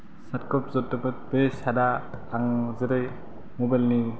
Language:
Bodo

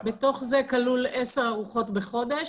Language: Hebrew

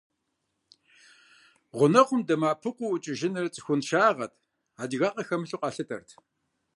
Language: Kabardian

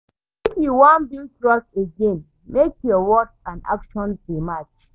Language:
Nigerian Pidgin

